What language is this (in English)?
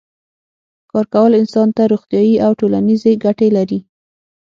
Pashto